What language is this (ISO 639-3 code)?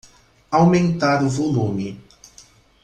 por